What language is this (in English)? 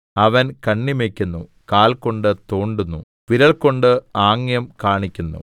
Malayalam